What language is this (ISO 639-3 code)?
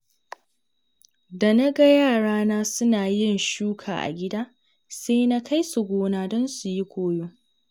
hau